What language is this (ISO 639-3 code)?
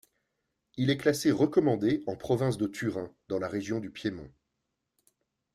fra